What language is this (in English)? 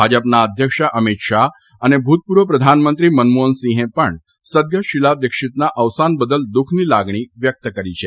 Gujarati